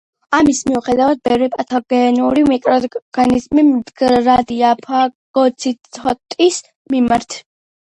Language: Georgian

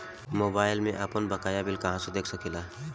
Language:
Bhojpuri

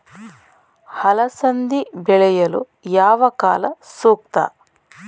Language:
Kannada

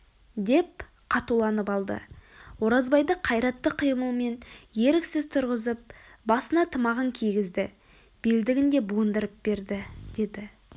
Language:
Kazakh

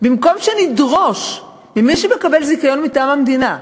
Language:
Hebrew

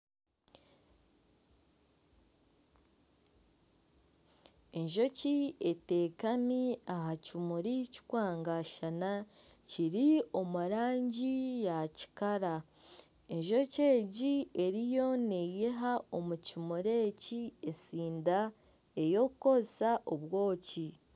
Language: Nyankole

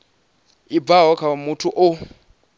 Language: Venda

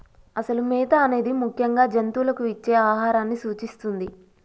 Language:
Telugu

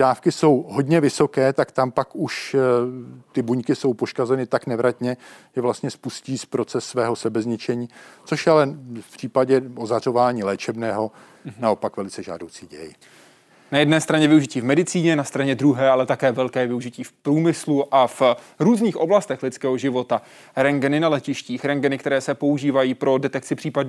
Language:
Czech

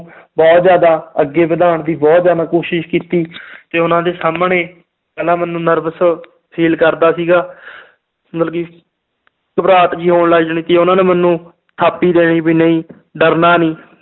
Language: Punjabi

